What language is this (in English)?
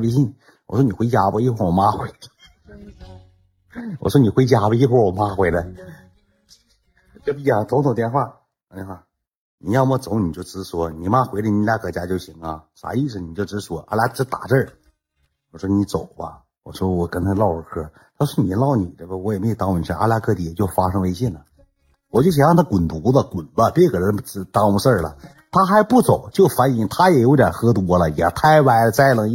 Chinese